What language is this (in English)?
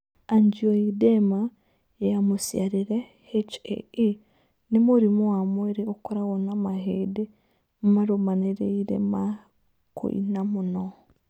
Kikuyu